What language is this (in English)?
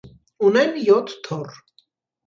Armenian